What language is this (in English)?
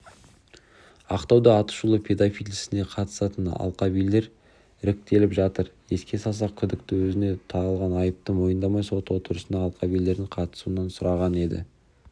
Kazakh